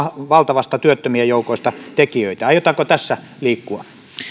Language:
Finnish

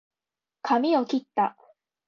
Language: Japanese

